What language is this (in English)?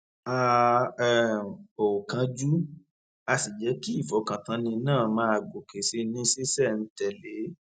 Yoruba